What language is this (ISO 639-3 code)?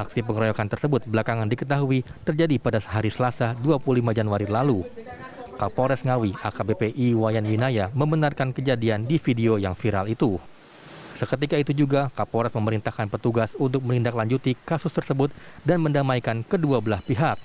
ind